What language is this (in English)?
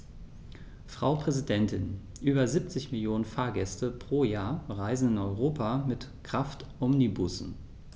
German